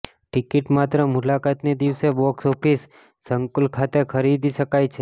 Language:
Gujarati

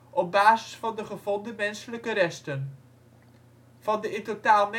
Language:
Dutch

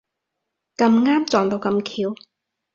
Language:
Cantonese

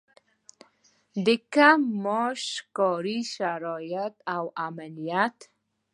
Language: Pashto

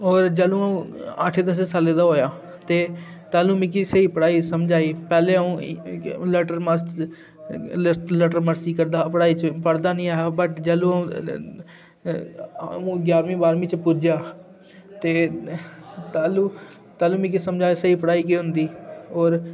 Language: Dogri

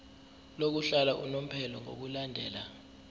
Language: Zulu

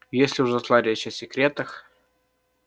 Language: Russian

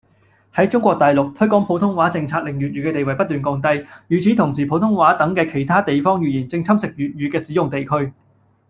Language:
Cantonese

